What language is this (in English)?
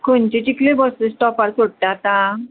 Konkani